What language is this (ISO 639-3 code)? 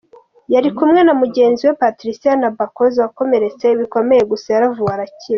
kin